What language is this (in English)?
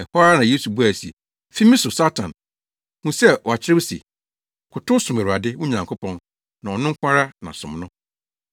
Akan